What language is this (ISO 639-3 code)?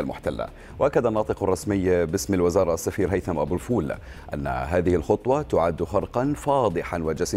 ara